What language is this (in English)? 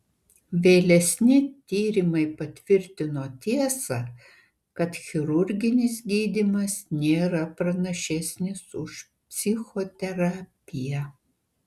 Lithuanian